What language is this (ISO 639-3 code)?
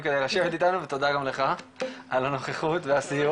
heb